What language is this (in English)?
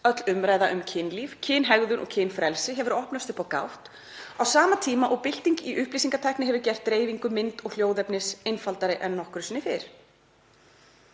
Icelandic